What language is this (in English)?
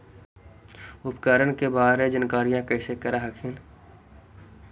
Magahi